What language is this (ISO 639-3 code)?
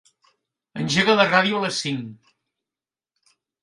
cat